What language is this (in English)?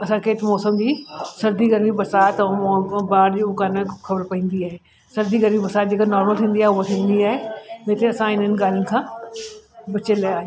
Sindhi